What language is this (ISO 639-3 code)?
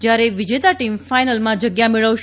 guj